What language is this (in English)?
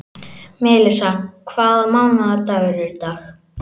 Icelandic